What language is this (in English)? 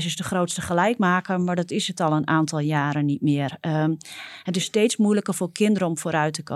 Dutch